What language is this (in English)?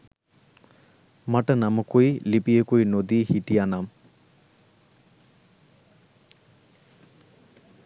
Sinhala